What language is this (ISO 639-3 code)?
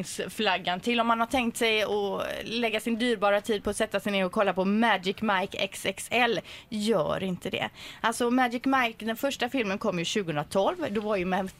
swe